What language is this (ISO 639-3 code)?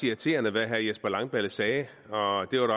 dan